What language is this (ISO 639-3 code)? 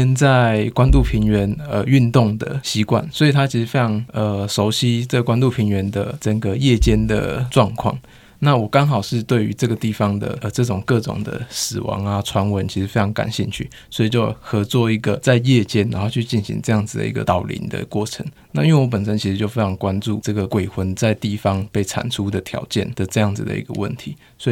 zho